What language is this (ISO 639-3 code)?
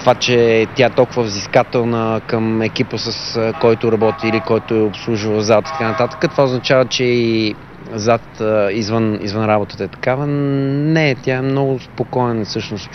bul